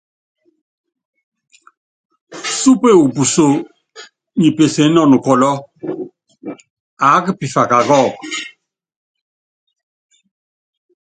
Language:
Yangben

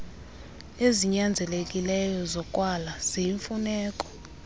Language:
Xhosa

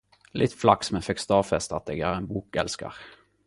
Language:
Norwegian Nynorsk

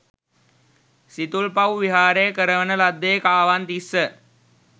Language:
Sinhala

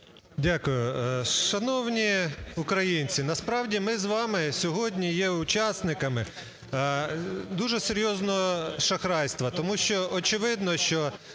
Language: Ukrainian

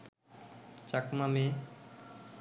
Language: Bangla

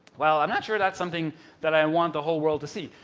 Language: English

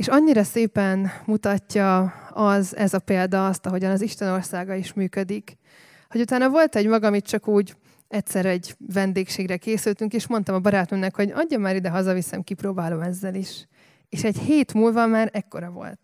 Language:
Hungarian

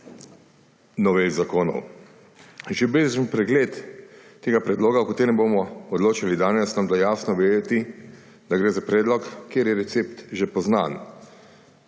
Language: Slovenian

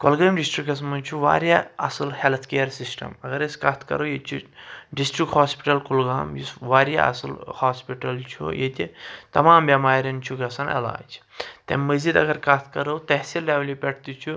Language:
Kashmiri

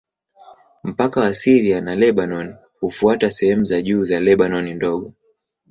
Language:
Swahili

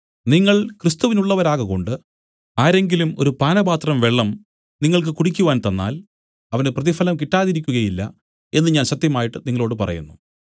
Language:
Malayalam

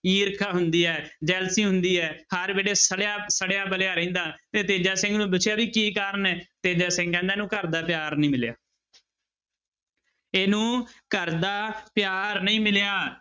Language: Punjabi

